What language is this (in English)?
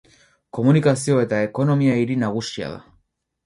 Basque